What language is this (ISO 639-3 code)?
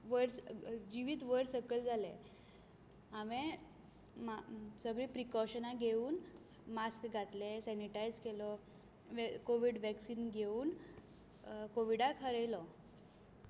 kok